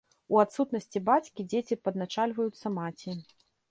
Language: Belarusian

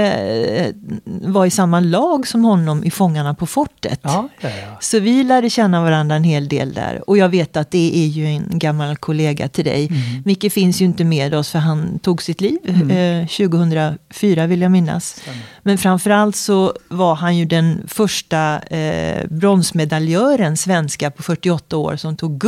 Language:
Swedish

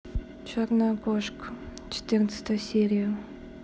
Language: Russian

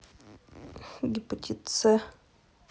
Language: Russian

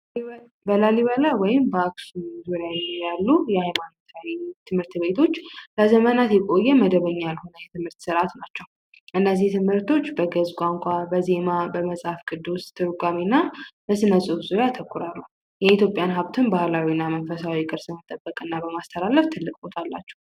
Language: Amharic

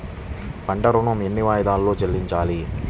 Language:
Telugu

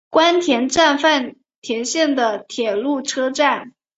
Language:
Chinese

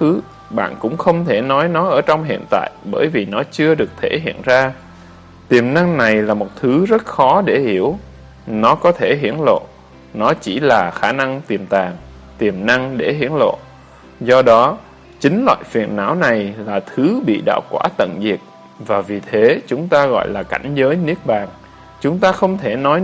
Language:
Vietnamese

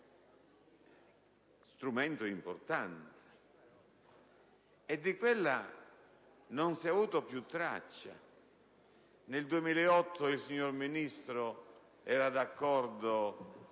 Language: Italian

